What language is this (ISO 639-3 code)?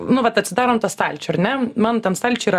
lit